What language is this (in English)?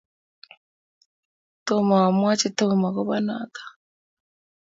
Kalenjin